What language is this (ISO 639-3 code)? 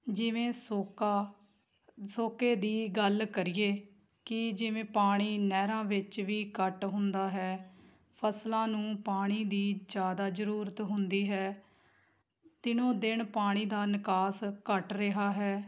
pan